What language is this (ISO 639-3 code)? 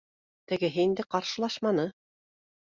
bak